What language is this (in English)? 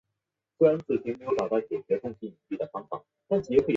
Chinese